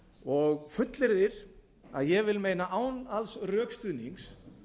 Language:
Icelandic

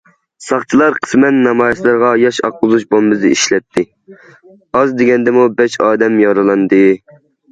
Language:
Uyghur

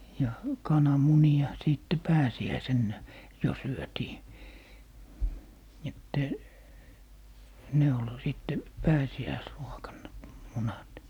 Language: Finnish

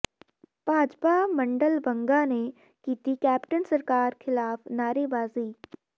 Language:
Punjabi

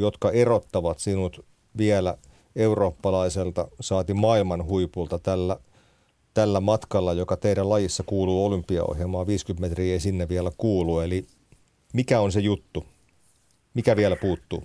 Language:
Finnish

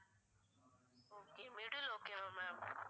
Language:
Tamil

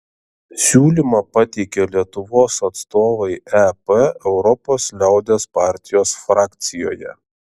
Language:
Lithuanian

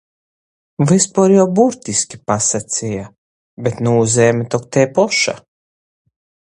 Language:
Latgalian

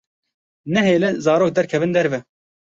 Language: Kurdish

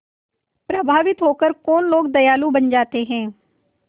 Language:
Hindi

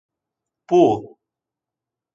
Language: Greek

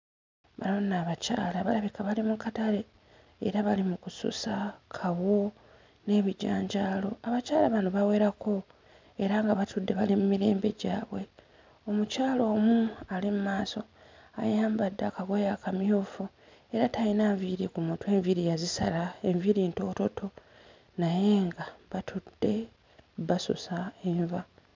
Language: Ganda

